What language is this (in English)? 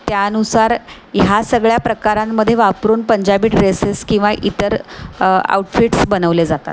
Marathi